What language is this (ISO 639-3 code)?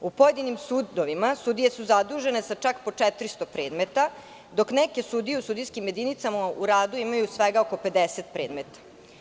srp